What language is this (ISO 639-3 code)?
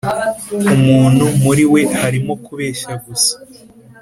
kin